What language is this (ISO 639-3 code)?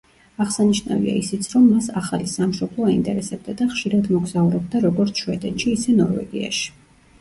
kat